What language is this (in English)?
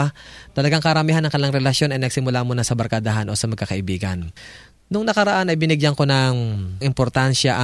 Filipino